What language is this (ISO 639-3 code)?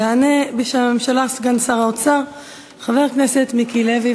heb